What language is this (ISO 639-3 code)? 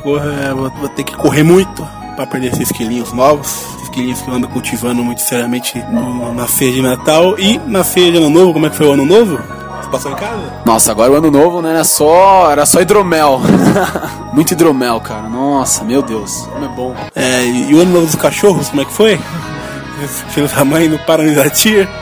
por